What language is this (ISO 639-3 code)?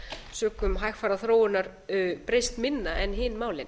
isl